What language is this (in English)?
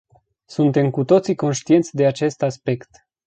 Romanian